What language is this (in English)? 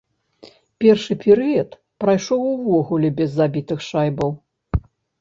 Belarusian